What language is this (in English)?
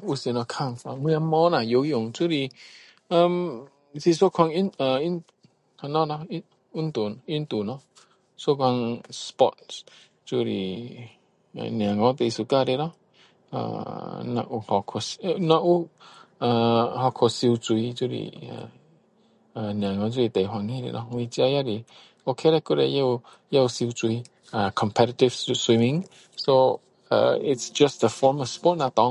Min Dong Chinese